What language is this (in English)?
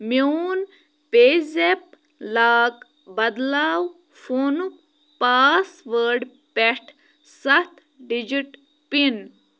Kashmiri